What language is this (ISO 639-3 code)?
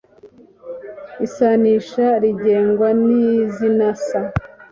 kin